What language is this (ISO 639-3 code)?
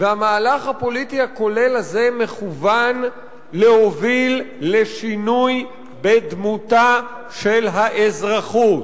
heb